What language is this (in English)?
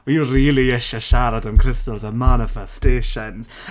Welsh